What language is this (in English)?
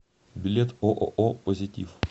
Russian